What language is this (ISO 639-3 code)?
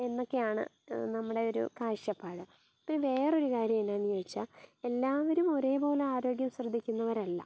mal